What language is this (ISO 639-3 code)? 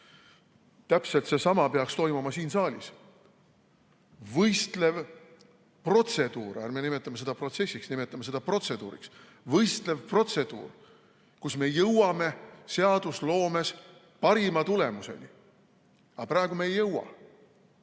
est